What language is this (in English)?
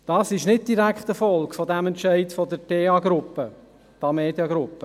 Swiss German